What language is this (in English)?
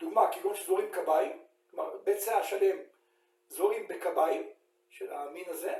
Hebrew